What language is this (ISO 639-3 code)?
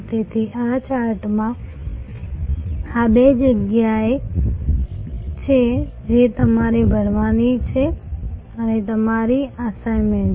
guj